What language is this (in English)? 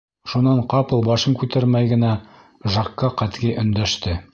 Bashkir